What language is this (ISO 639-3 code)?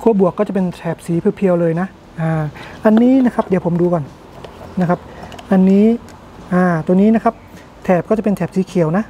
tha